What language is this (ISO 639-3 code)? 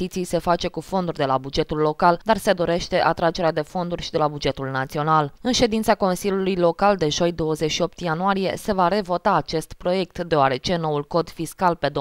ron